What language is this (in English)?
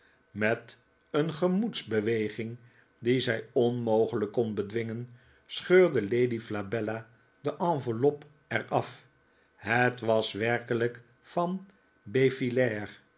Dutch